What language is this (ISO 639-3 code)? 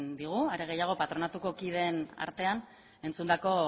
eus